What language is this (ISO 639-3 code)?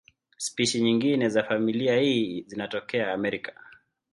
swa